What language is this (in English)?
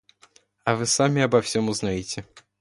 Russian